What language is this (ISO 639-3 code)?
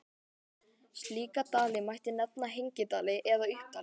isl